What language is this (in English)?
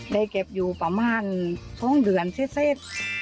Thai